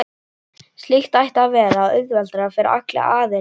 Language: Icelandic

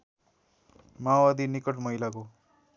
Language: Nepali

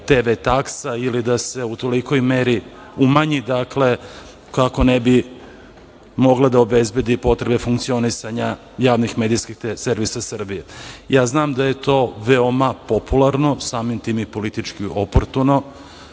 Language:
Serbian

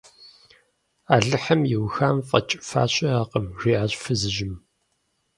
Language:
Kabardian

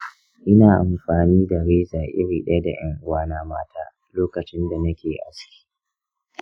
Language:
Hausa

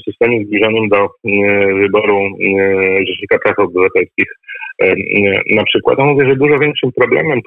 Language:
Polish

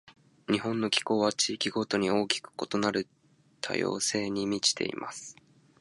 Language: Japanese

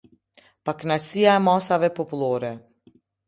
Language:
Albanian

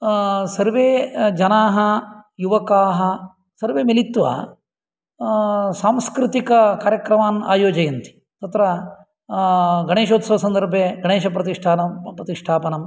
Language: Sanskrit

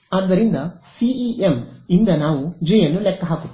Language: Kannada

